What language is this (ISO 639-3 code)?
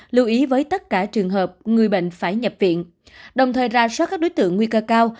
vie